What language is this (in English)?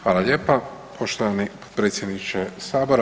Croatian